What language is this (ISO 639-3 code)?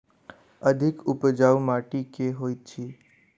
mai